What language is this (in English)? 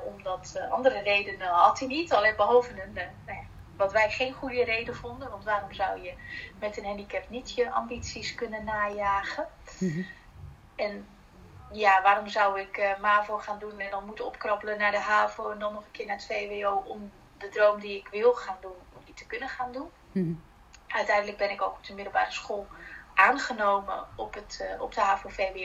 Dutch